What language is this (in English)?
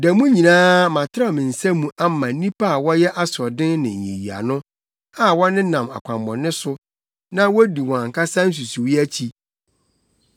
Akan